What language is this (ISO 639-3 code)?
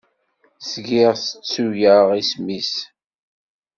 kab